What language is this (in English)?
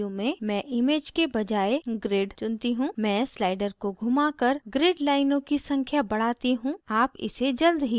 Hindi